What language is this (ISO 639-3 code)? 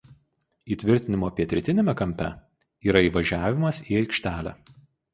lit